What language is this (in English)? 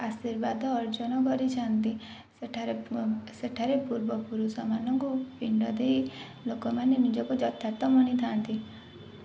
Odia